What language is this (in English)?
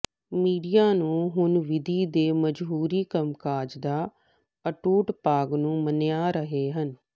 Punjabi